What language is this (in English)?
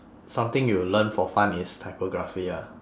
English